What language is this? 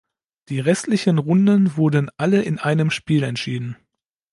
German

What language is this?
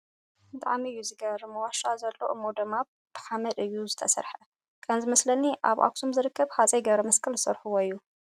Tigrinya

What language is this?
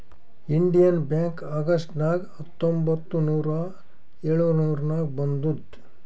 Kannada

